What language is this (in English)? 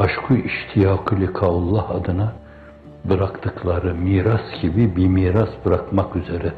Turkish